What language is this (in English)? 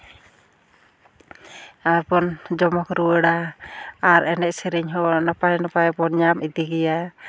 Santali